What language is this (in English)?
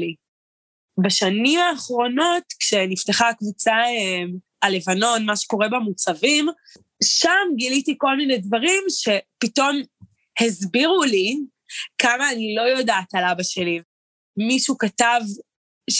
Hebrew